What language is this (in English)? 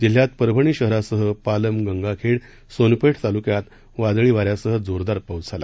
Marathi